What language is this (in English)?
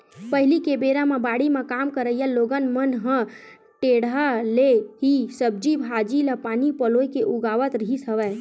Chhattisgarhi